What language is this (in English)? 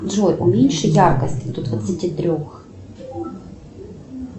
Russian